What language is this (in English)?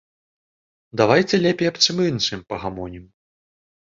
Belarusian